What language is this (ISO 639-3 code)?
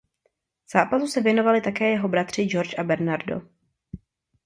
ces